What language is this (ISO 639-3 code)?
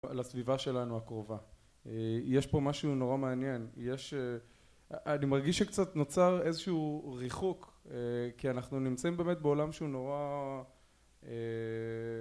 heb